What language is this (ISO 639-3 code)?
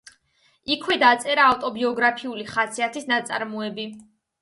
kat